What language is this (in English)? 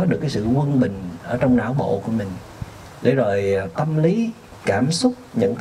Vietnamese